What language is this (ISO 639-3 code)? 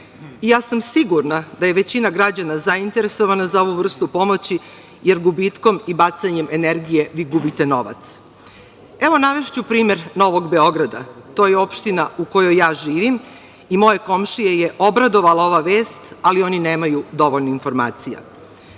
srp